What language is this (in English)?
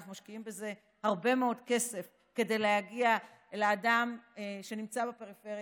Hebrew